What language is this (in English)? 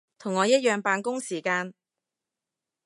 Cantonese